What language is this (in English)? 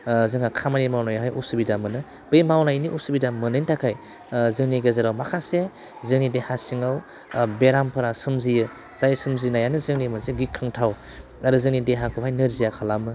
Bodo